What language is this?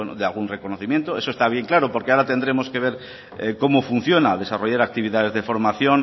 Spanish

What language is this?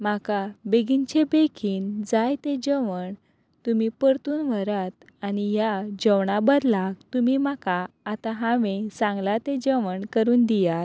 Konkani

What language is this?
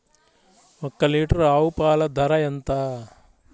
Telugu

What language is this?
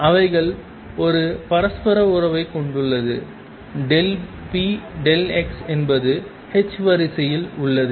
Tamil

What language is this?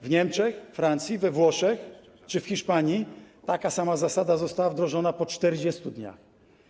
Polish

